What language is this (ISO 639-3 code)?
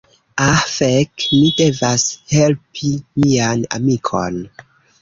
epo